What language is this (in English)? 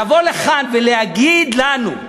Hebrew